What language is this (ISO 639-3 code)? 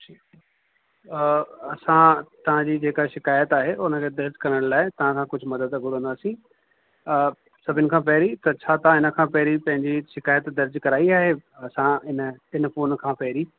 snd